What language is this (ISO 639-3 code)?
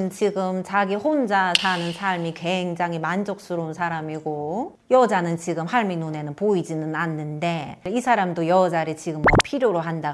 kor